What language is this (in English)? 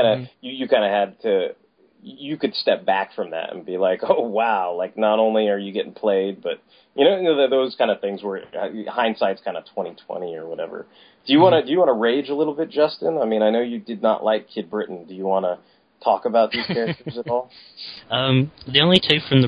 English